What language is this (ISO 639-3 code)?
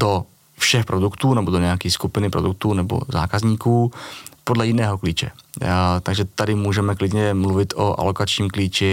ces